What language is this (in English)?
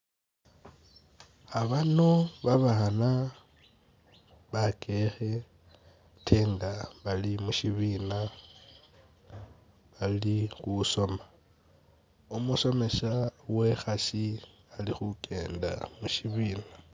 Masaaba